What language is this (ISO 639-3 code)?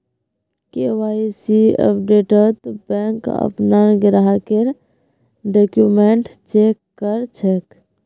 mag